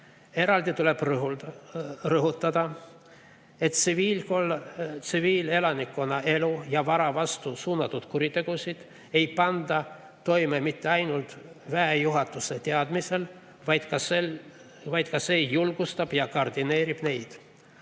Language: Estonian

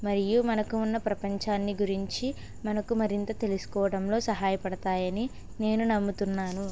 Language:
Telugu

